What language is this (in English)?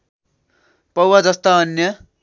Nepali